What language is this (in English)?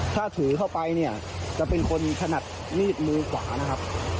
Thai